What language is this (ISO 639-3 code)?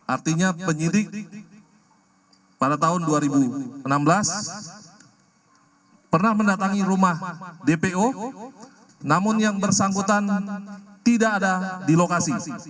ind